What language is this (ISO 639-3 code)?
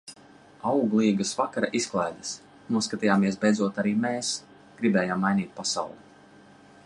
lav